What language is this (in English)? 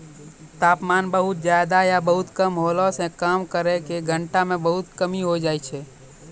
Maithili